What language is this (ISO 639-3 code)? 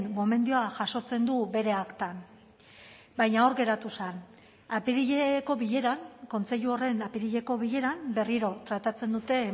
eus